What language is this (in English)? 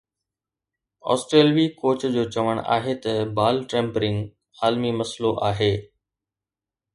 Sindhi